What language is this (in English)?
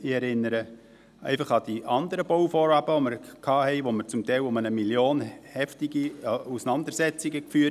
Swiss German